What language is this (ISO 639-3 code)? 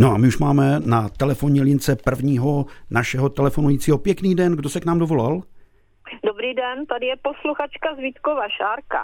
ces